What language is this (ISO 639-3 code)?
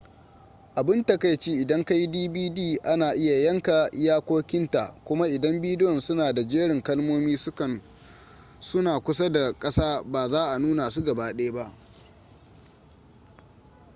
hau